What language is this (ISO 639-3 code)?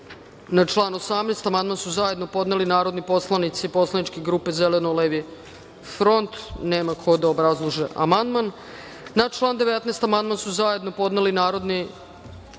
srp